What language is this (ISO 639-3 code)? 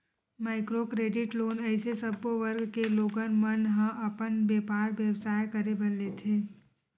hne